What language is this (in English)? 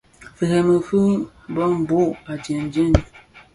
Bafia